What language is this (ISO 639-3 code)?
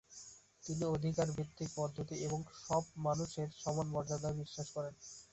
ben